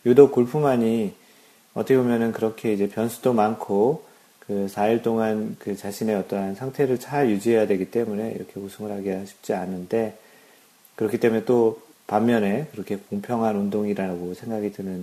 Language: Korean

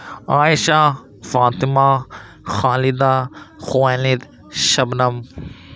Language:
Urdu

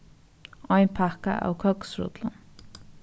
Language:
Faroese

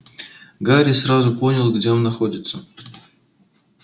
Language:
Russian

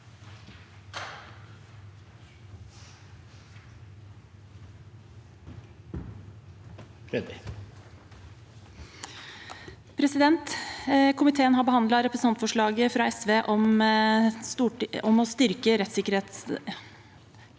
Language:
Norwegian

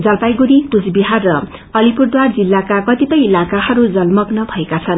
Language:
Nepali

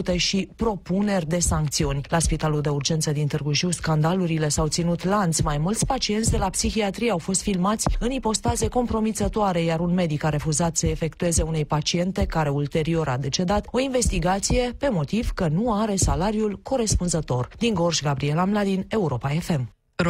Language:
Romanian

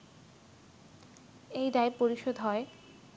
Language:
Bangla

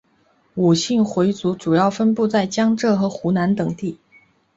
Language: Chinese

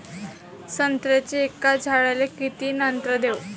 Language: Marathi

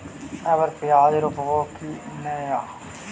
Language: Magahi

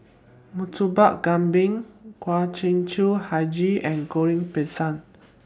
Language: English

